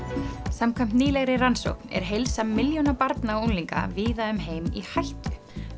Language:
Icelandic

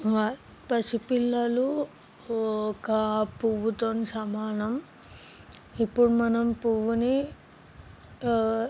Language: Telugu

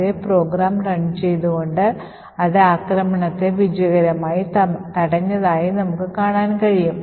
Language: Malayalam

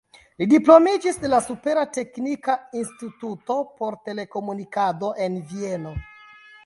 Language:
Esperanto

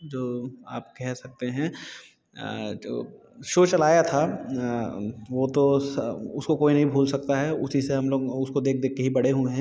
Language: Hindi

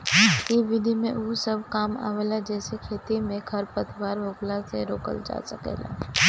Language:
Bhojpuri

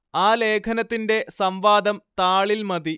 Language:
Malayalam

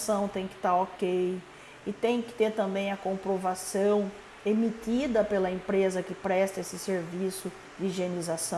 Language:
Portuguese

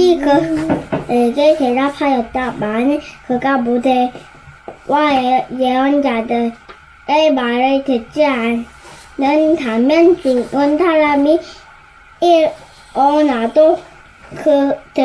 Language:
Korean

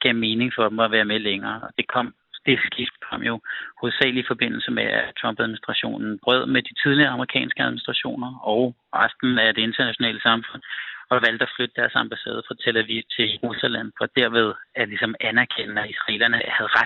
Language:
Danish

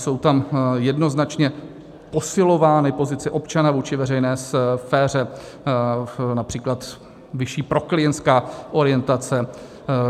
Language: Czech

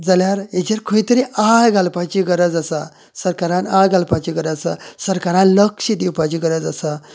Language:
Konkani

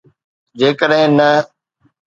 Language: Sindhi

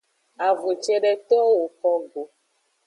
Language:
Aja (Benin)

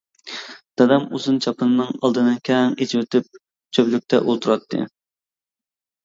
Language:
Uyghur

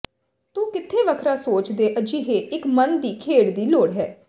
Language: Punjabi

